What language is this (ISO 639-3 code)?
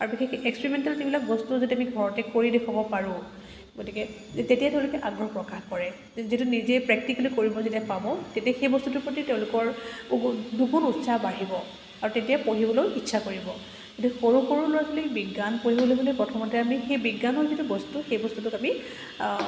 asm